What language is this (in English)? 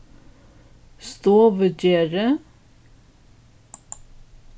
Faroese